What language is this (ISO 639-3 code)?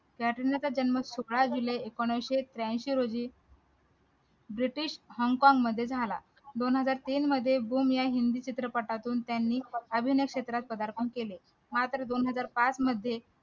mar